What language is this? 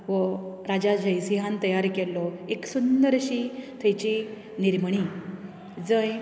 Konkani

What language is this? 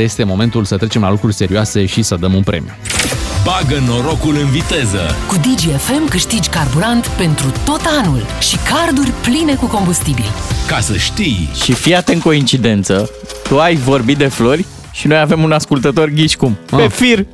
Romanian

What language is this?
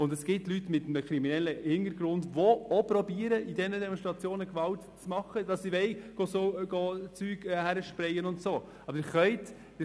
Swiss German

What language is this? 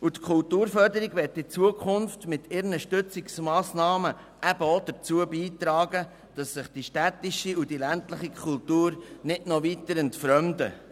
Swiss German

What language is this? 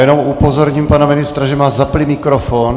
Czech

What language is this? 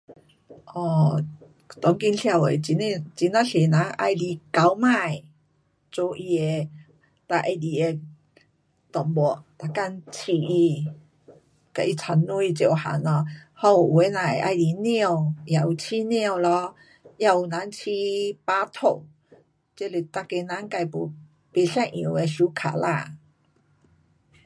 Pu-Xian Chinese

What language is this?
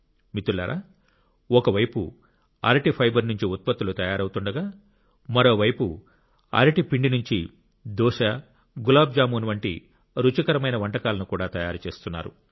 Telugu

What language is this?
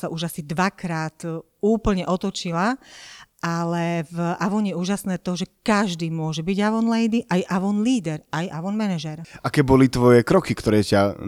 Slovak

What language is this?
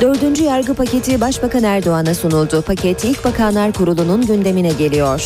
Turkish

